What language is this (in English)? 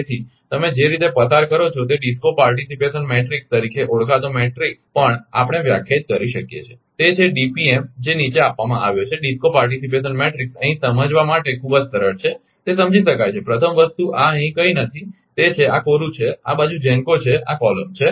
Gujarati